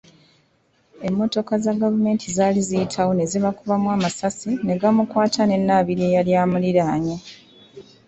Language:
Ganda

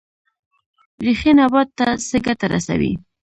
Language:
Pashto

